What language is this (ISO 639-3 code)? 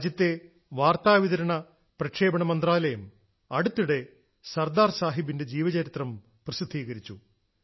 mal